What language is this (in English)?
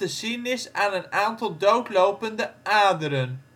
Dutch